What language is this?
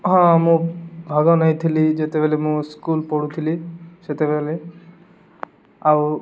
Odia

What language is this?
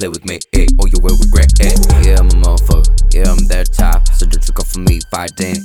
Ukrainian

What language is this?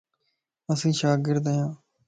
Lasi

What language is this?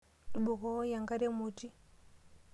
Masai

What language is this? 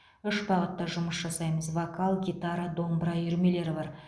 Kazakh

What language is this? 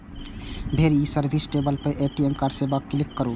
Maithili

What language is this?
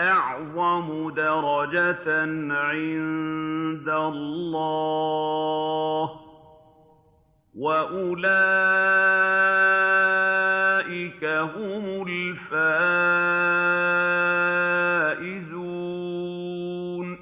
Arabic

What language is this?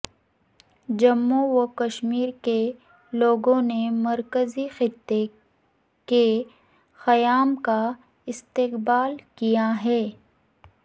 Urdu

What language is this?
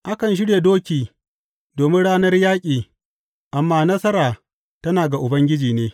Hausa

